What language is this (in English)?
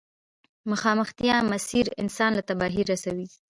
Pashto